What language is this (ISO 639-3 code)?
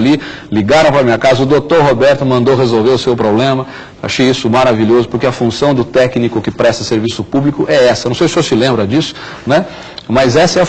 por